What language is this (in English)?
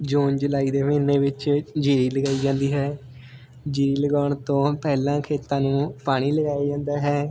Punjabi